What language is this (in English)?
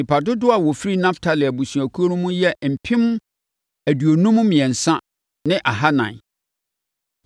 Akan